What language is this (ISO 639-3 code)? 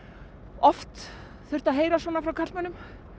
isl